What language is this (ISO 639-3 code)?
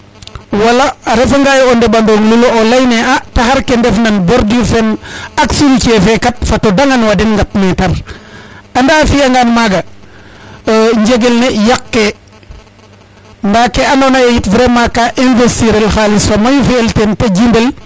srr